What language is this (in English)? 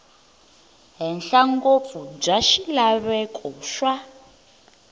Tsonga